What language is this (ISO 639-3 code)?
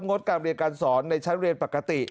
tha